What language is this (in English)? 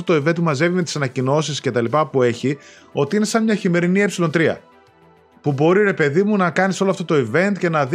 Greek